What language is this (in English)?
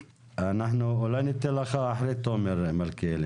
Hebrew